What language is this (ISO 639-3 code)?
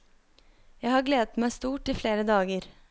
nor